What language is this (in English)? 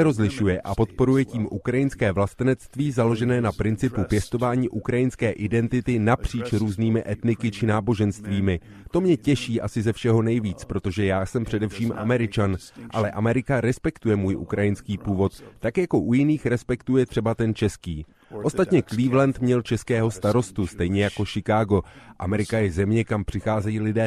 Czech